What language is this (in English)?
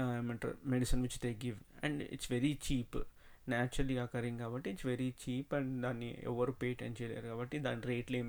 Telugu